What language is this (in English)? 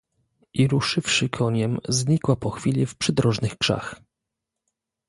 Polish